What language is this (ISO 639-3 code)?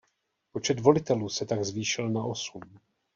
ces